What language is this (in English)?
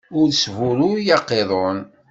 Kabyle